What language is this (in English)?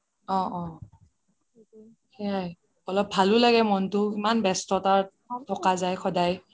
Assamese